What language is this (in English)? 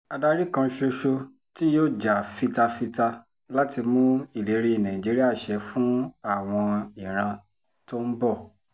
Yoruba